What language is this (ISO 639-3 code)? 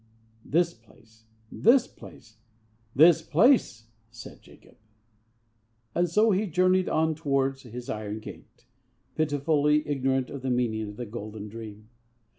eng